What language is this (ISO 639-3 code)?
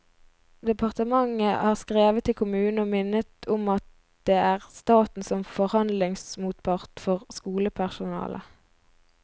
nor